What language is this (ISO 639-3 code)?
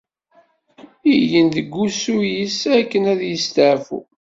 kab